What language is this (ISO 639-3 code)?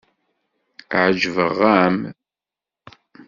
kab